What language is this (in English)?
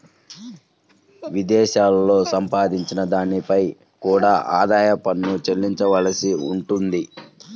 Telugu